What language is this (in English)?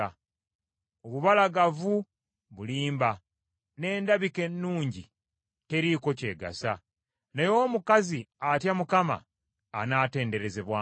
Ganda